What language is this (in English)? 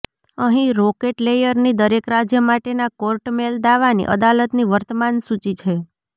Gujarati